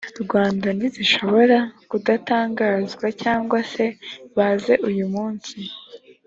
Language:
Kinyarwanda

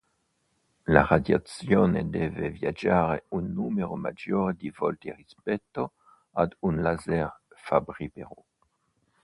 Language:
Italian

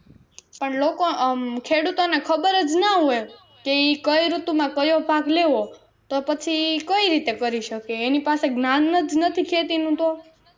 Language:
Gujarati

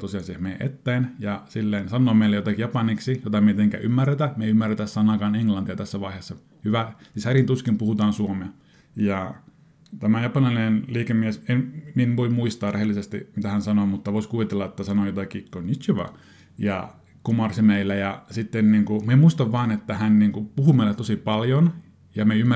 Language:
Finnish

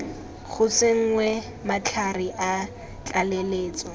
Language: Tswana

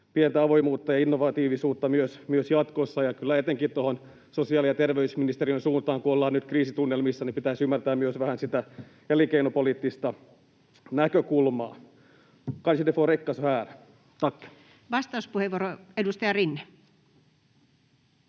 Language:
Finnish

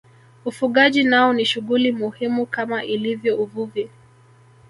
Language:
Swahili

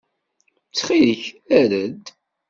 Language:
Kabyle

